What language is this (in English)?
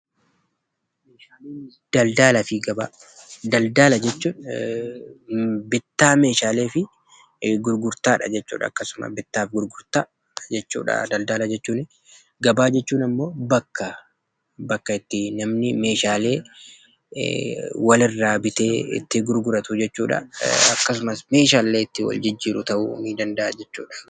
Oromo